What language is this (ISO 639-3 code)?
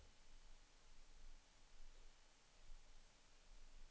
swe